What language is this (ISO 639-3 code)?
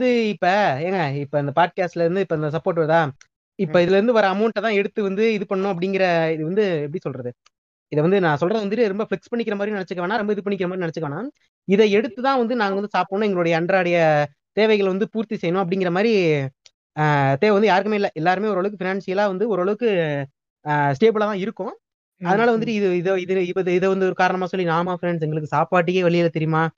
tam